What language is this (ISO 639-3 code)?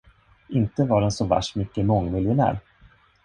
swe